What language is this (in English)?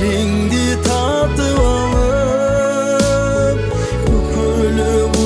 Turkish